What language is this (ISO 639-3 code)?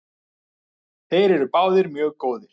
isl